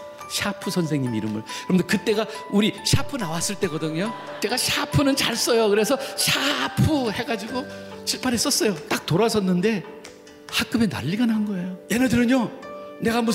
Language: Korean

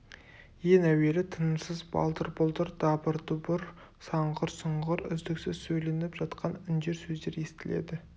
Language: Kazakh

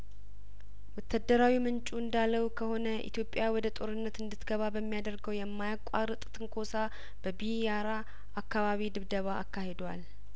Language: Amharic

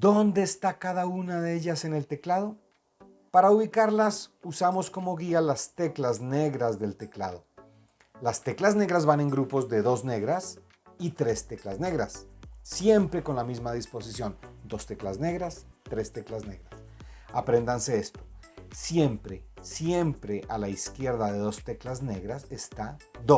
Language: Spanish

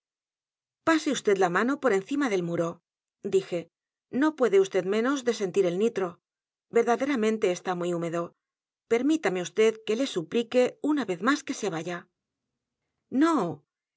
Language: Spanish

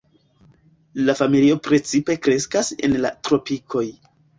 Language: Esperanto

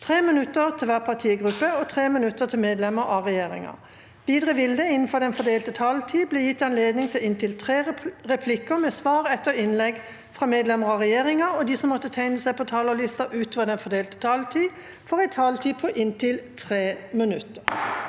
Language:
Norwegian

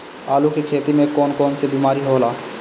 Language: Bhojpuri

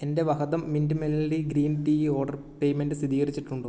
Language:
Malayalam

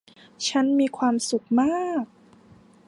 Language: Thai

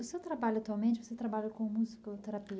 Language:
Portuguese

